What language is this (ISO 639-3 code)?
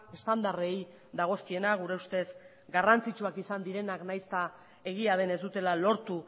eus